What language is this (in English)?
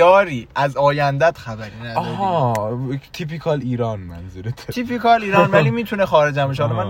Persian